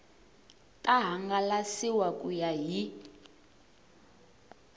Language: Tsonga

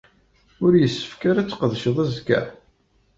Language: Kabyle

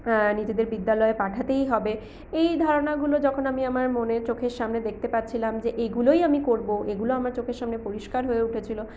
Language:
Bangla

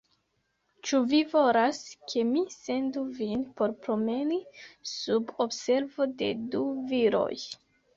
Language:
Esperanto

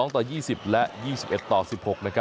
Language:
Thai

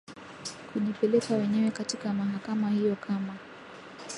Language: Swahili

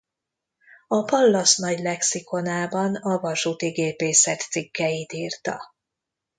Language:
Hungarian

